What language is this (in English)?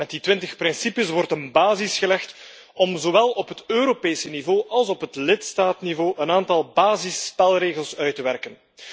Dutch